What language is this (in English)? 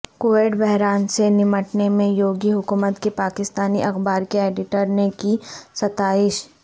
Urdu